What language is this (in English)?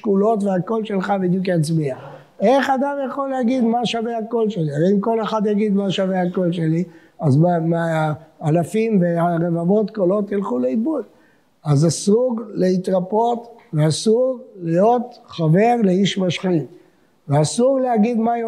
Hebrew